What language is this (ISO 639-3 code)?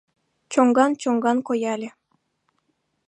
chm